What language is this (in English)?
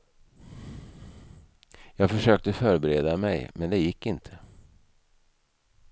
Swedish